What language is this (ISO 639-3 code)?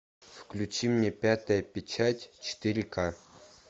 rus